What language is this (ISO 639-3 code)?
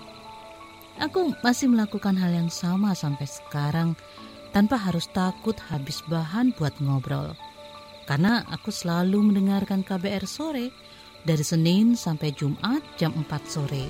ind